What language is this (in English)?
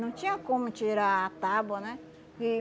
Portuguese